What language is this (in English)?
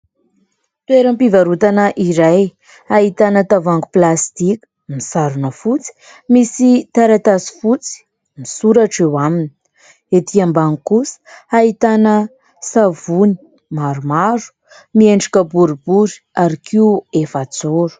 Malagasy